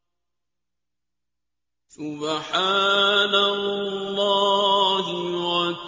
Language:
Arabic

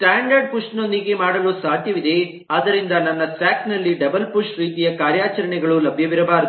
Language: Kannada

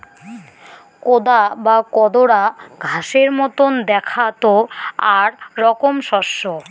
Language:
Bangla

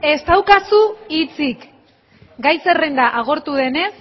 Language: Basque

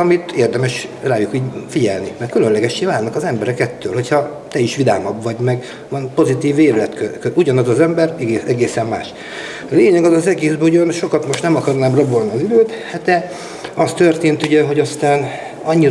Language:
Hungarian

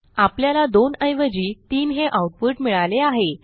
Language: Marathi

